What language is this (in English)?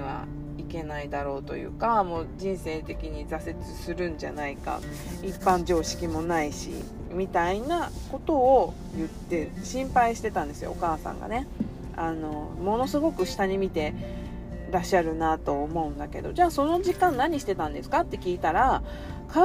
Japanese